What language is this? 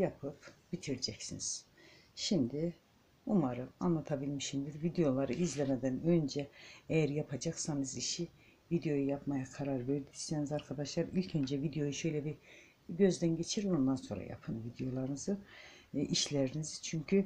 Turkish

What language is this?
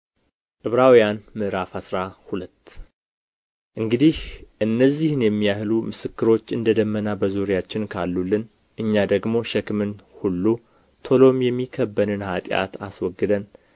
Amharic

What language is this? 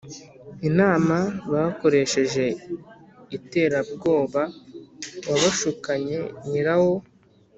Kinyarwanda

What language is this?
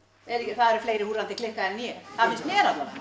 Icelandic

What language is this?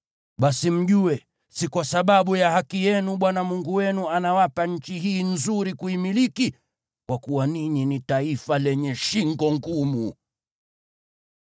Swahili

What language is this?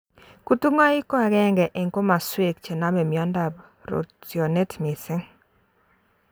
Kalenjin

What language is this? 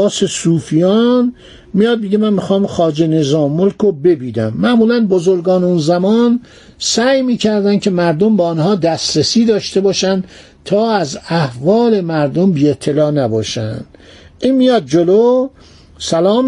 Persian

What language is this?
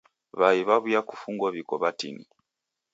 Taita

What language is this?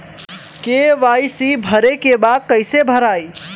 Bhojpuri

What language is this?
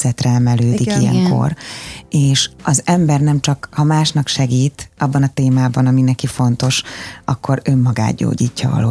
Hungarian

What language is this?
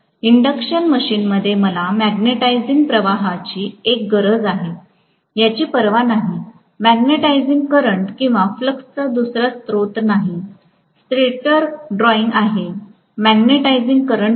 Marathi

